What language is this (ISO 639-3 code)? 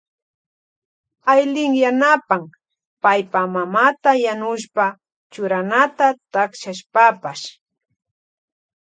qvj